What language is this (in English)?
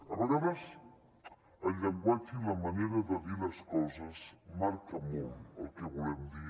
Catalan